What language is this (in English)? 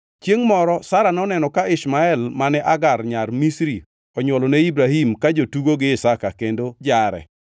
Luo (Kenya and Tanzania)